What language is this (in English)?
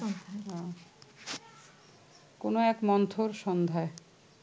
Bangla